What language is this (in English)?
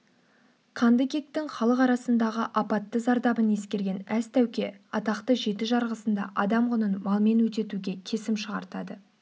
Kazakh